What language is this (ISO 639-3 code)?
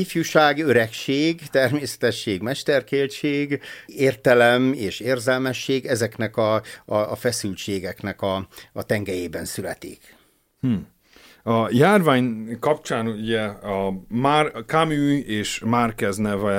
hun